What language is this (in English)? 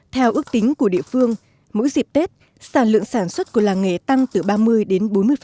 Vietnamese